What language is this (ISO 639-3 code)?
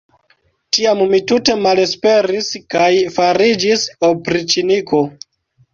epo